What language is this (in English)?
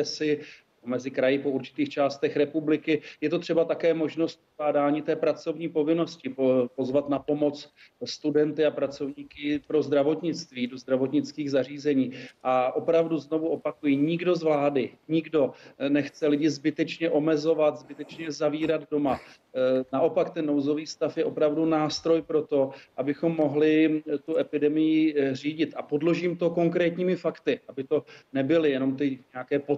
Czech